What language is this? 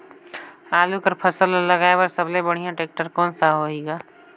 Chhattisgarhi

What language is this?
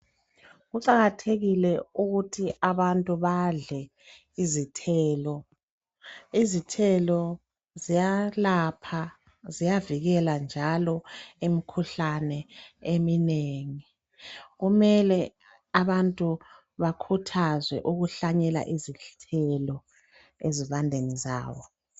North Ndebele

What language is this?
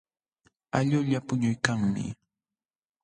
Jauja Wanca Quechua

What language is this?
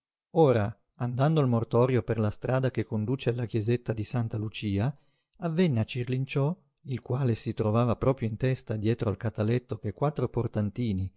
Italian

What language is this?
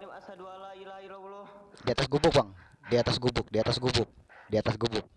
Indonesian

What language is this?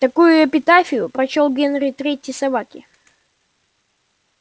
Russian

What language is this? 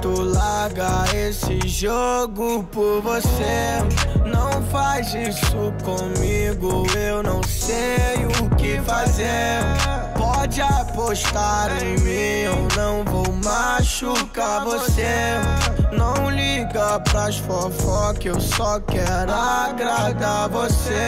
Portuguese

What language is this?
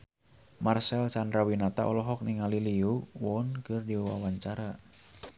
Sundanese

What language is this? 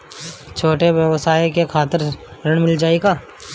Bhojpuri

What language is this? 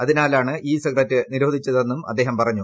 Malayalam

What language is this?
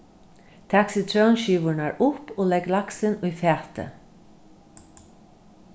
Faroese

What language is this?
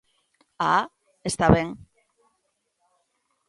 Galician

